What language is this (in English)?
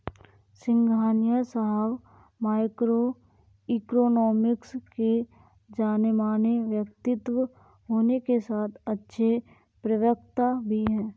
Hindi